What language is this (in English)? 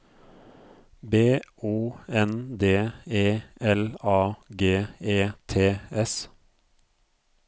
Norwegian